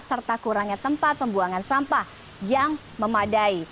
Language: Indonesian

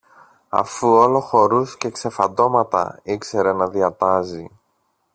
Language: Greek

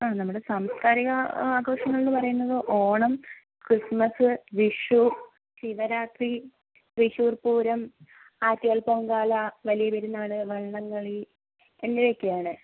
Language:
Malayalam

